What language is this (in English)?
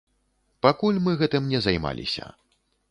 Belarusian